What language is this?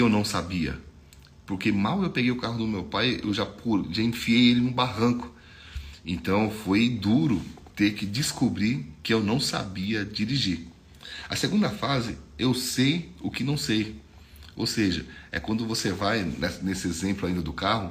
Portuguese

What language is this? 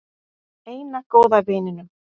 Icelandic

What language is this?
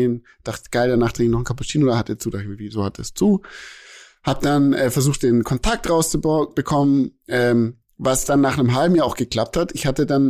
German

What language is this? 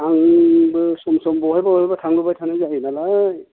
Bodo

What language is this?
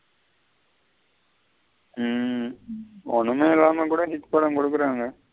Tamil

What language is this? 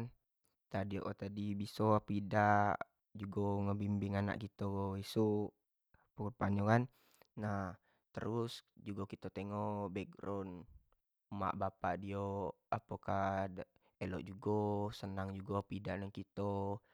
Jambi Malay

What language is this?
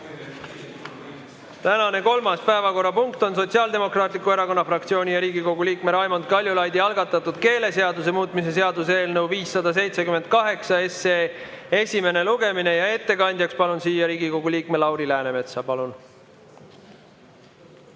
Estonian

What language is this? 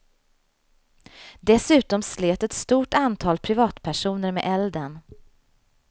Swedish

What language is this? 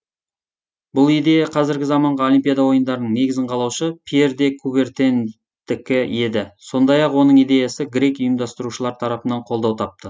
Kazakh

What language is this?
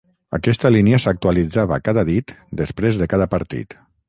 Catalan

